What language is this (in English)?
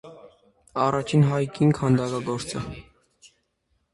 Armenian